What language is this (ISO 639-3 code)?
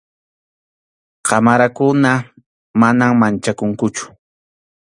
qxu